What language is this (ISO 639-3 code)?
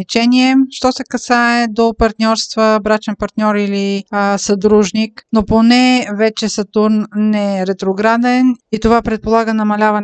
bul